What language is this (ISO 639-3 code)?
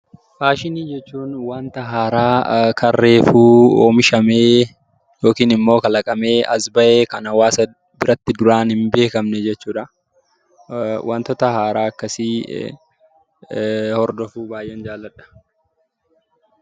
orm